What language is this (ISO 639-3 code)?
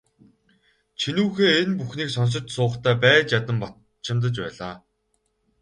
mon